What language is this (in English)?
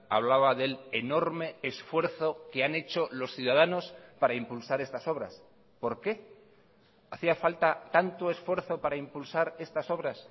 Spanish